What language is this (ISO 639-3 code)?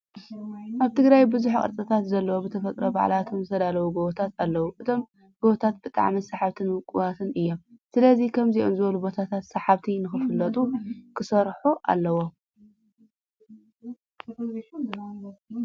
tir